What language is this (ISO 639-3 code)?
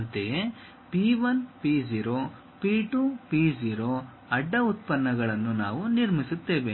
kan